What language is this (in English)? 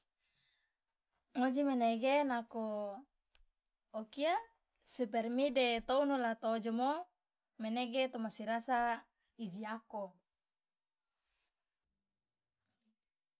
Loloda